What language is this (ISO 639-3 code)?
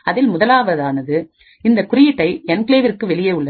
tam